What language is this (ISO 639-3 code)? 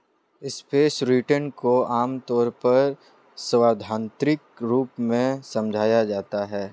hin